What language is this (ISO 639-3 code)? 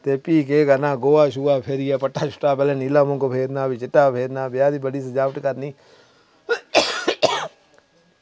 doi